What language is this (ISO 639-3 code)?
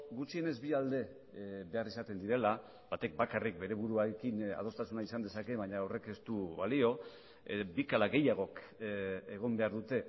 eus